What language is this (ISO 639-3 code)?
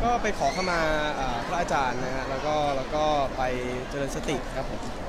tha